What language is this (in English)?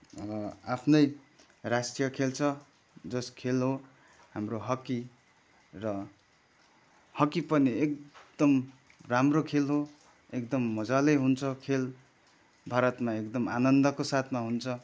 Nepali